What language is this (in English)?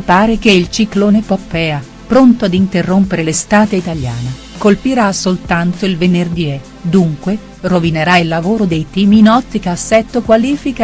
Italian